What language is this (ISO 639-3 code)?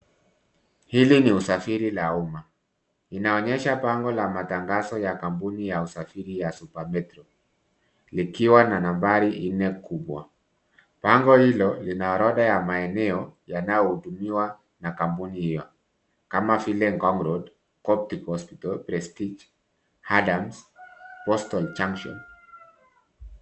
swa